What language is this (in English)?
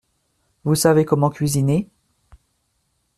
French